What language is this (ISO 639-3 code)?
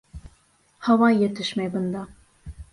bak